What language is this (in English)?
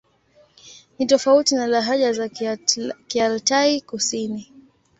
Swahili